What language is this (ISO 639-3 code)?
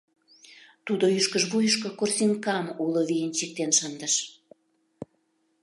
chm